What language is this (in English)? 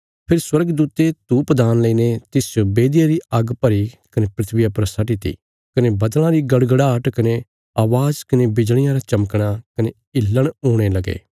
Bilaspuri